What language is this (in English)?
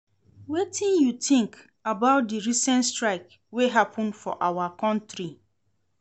Nigerian Pidgin